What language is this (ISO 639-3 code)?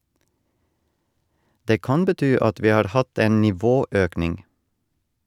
nor